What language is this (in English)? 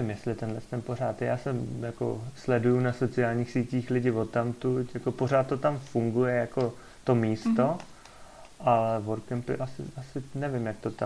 Czech